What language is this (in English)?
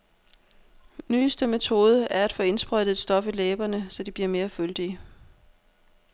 Danish